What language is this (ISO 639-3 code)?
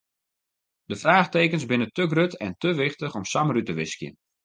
fry